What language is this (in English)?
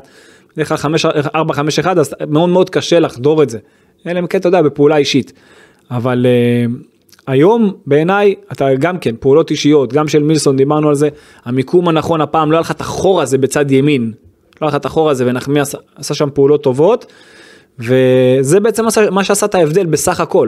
Hebrew